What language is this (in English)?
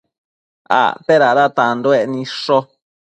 Matsés